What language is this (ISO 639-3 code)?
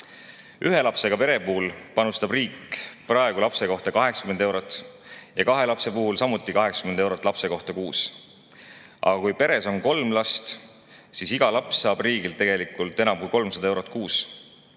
est